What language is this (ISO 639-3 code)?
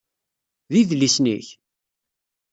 kab